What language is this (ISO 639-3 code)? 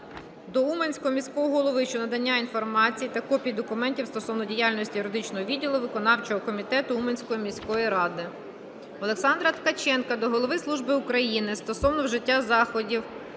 ukr